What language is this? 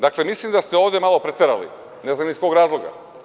Serbian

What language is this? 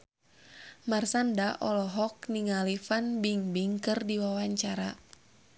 Sundanese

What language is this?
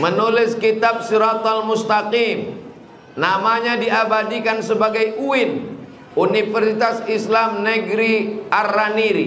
Indonesian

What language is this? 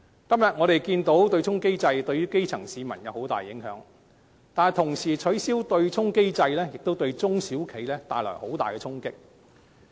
Cantonese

